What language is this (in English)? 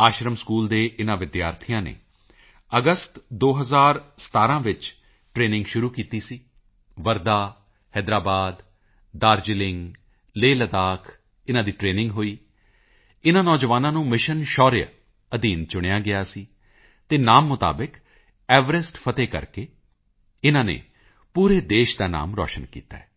Punjabi